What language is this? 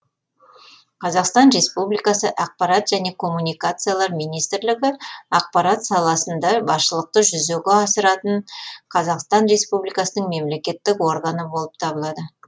Kazakh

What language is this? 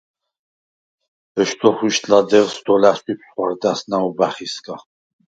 Svan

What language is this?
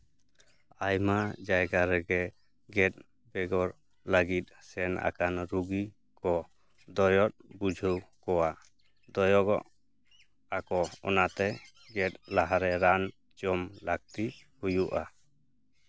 Santali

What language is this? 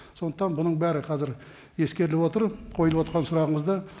Kazakh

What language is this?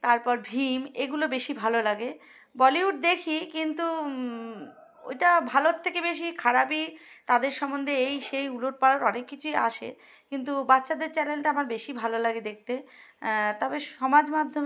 Bangla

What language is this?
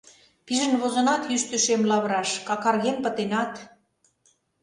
Mari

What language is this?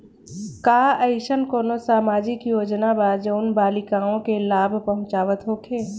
Bhojpuri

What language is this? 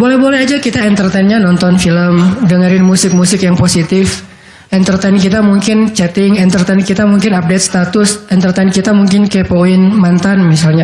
Indonesian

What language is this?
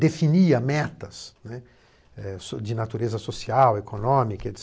Portuguese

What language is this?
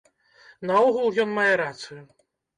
Belarusian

